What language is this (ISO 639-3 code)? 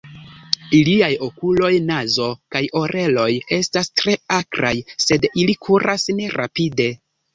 epo